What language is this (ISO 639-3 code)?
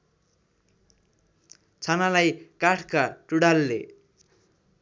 nep